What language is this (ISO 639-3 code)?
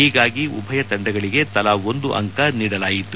kan